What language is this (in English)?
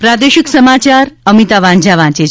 Gujarati